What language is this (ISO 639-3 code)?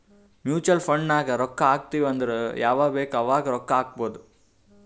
kan